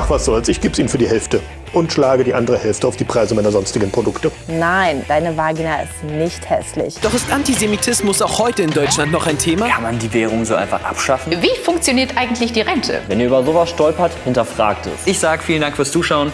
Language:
German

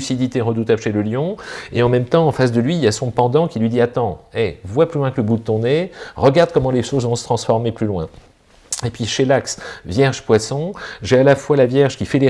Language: French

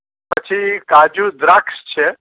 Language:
Gujarati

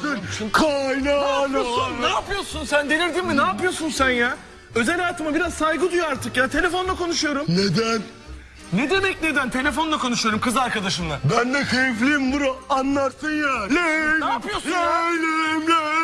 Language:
Turkish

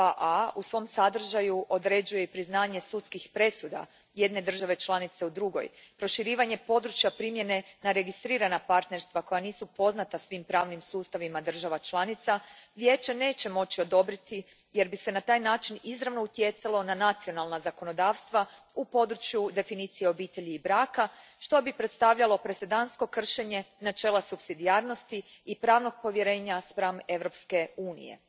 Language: Croatian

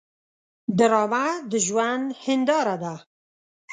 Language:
Pashto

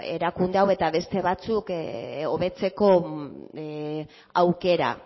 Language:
Basque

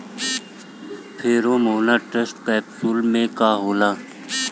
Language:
Bhojpuri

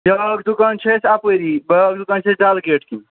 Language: Kashmiri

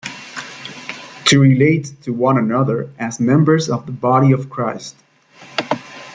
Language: English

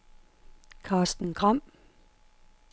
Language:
Danish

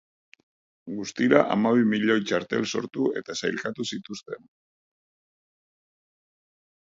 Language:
Basque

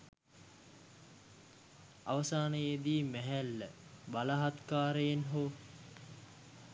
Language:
Sinhala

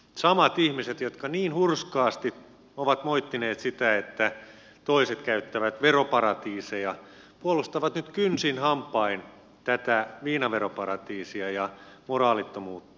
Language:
Finnish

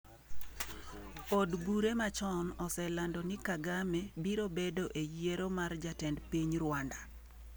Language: Luo (Kenya and Tanzania)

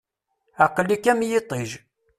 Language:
Kabyle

